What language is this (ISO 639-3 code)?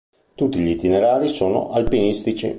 ita